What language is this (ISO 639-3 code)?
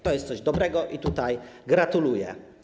pol